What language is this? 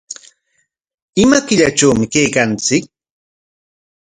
Corongo Ancash Quechua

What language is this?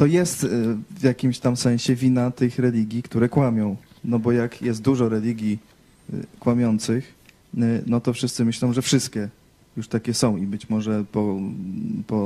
Polish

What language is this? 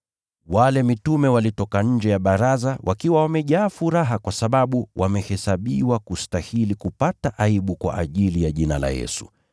Swahili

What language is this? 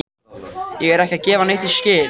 Icelandic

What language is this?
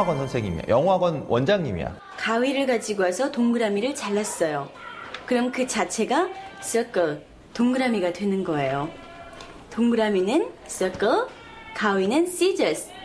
Korean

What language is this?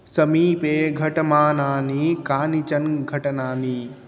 Sanskrit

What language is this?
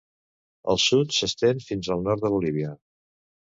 Catalan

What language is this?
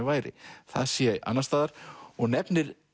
Icelandic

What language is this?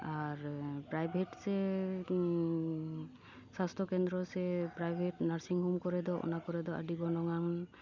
Santali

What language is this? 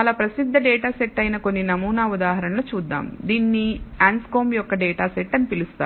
Telugu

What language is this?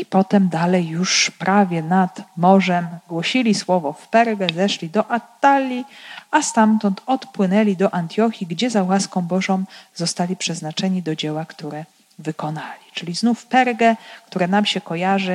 Polish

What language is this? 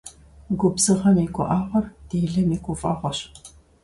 Kabardian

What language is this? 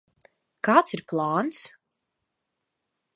Latvian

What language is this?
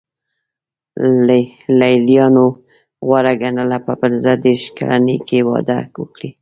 Pashto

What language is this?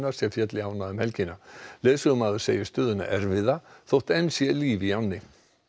Icelandic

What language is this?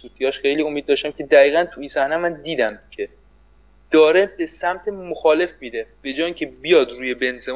Persian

